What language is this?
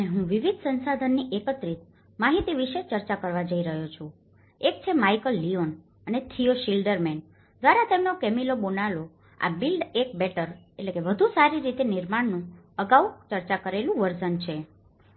Gujarati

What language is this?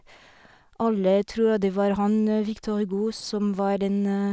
Norwegian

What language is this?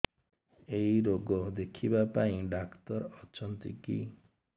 Odia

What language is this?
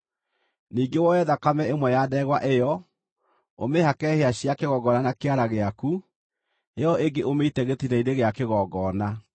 Kikuyu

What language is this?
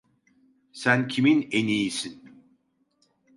Turkish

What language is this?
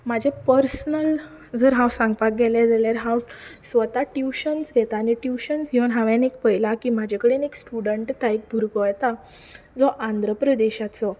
Konkani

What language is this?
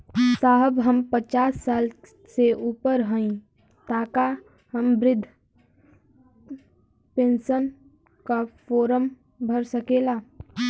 Bhojpuri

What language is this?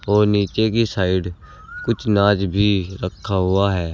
Hindi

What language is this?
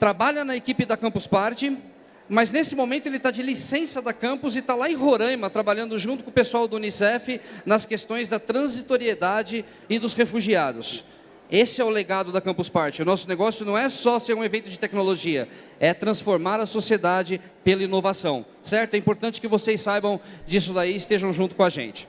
Portuguese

